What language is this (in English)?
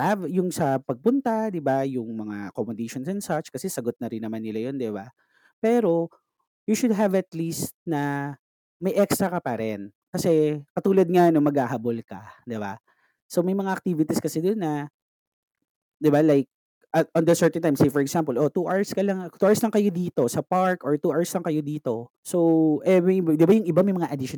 Filipino